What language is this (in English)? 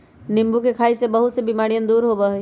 Magahi